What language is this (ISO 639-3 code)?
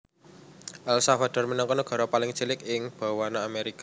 jav